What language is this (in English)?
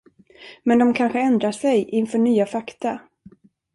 Swedish